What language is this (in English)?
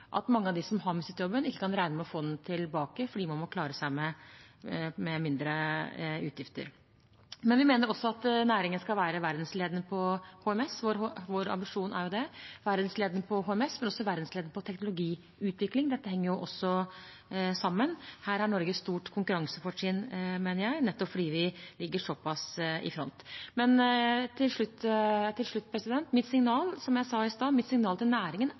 Norwegian Bokmål